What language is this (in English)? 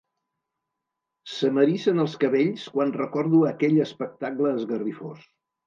Catalan